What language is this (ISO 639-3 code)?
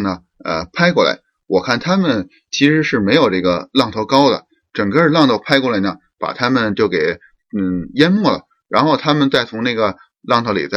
zho